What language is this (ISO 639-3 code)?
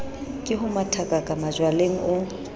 sot